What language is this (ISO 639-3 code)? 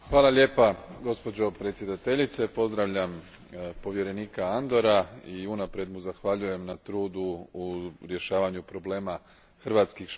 hrv